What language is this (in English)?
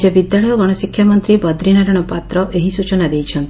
Odia